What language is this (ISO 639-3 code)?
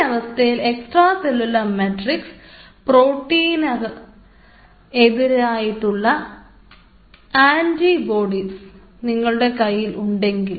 mal